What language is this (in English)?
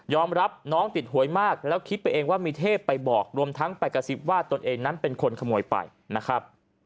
Thai